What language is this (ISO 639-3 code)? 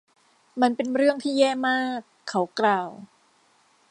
tha